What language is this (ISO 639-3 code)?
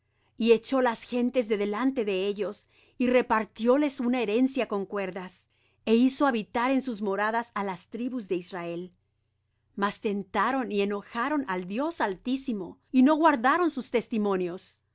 spa